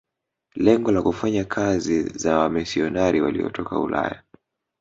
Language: Swahili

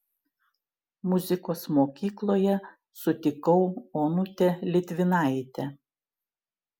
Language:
Lithuanian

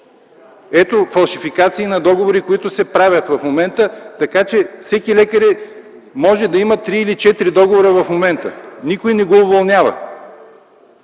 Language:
Bulgarian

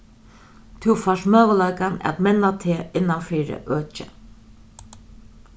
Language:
Faroese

